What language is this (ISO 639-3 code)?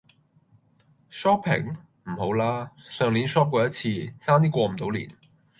yue